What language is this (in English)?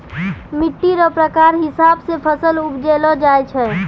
Maithili